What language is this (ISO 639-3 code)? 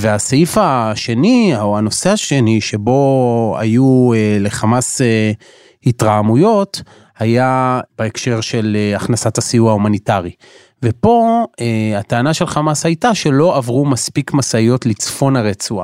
heb